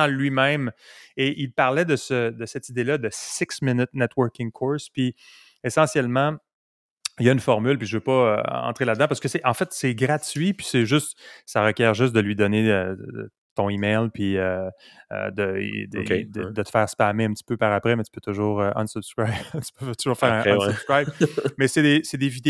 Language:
French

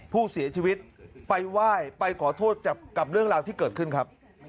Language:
Thai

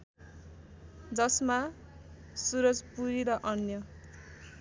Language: Nepali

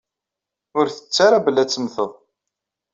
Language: Kabyle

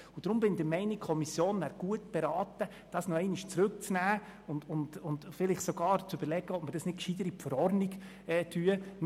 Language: Swiss German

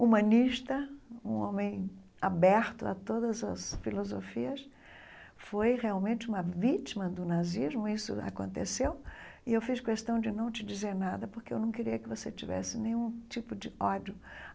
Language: Portuguese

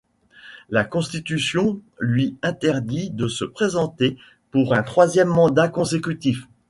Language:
French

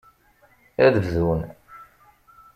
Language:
Kabyle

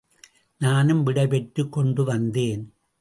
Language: Tamil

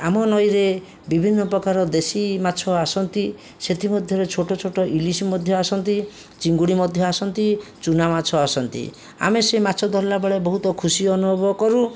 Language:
Odia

